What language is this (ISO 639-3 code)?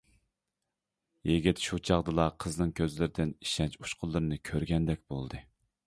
uig